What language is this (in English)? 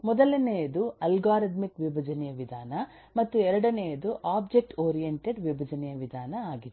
Kannada